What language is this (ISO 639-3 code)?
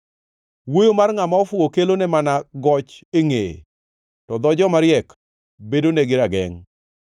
luo